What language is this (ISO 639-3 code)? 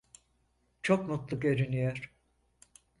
tur